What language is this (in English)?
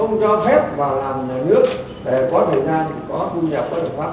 Vietnamese